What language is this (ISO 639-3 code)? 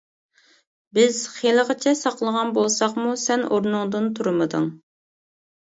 uig